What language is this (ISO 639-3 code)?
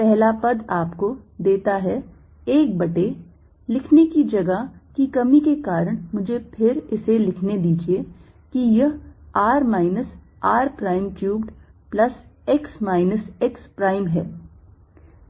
hin